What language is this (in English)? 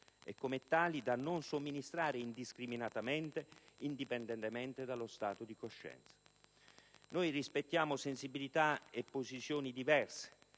Italian